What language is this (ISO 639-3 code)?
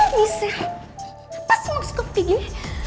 ind